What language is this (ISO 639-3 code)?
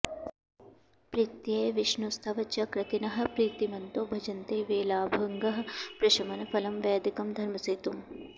san